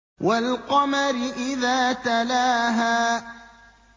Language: Arabic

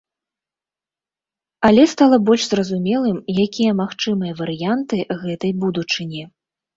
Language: Belarusian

